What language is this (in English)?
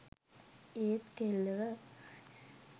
Sinhala